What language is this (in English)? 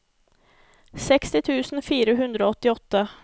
Norwegian